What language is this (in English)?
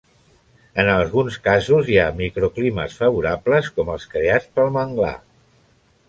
Catalan